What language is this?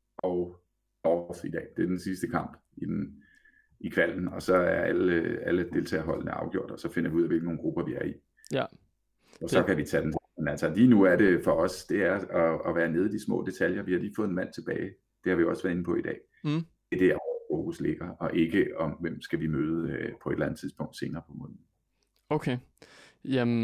Danish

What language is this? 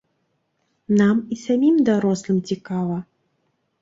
Belarusian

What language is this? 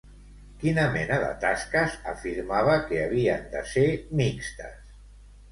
Catalan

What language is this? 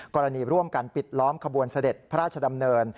Thai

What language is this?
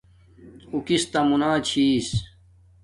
Domaaki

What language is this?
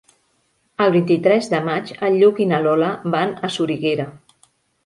Catalan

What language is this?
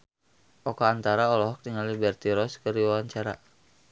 Sundanese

